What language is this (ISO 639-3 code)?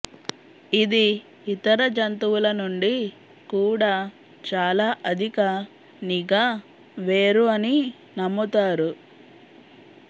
tel